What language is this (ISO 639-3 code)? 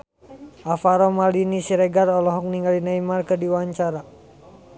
sun